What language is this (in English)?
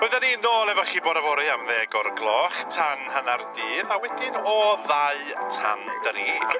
Welsh